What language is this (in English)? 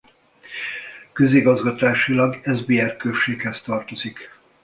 Hungarian